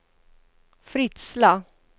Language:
Swedish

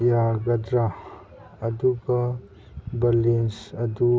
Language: Manipuri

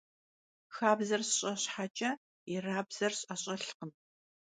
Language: Kabardian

